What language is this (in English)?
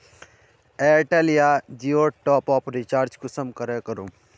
Magahi